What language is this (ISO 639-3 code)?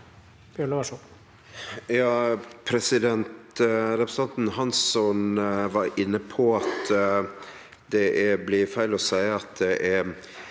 nor